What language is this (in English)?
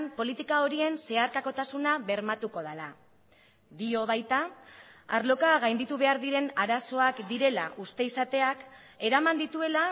Basque